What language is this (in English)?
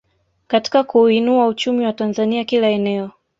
Swahili